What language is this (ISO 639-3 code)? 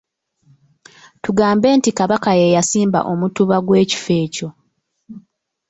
lug